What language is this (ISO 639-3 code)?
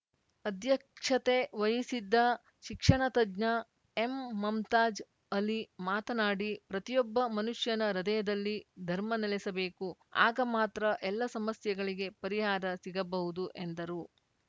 kan